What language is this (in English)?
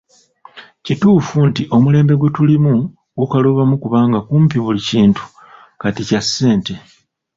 Ganda